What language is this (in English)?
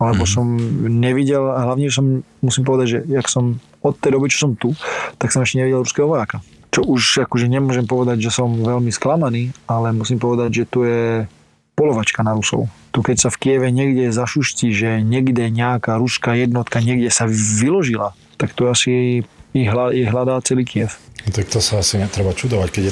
Slovak